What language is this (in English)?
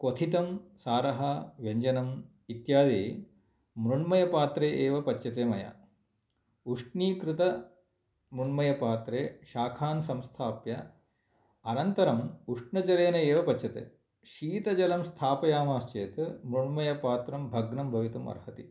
Sanskrit